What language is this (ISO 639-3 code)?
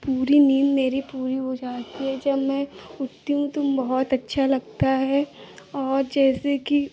hin